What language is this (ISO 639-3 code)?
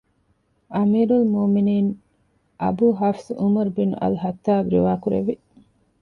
div